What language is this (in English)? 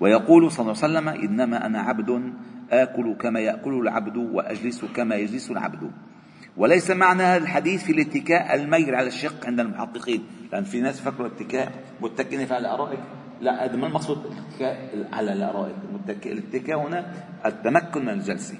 Arabic